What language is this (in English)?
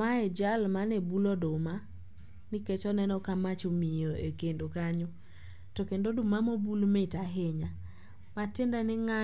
Luo (Kenya and Tanzania)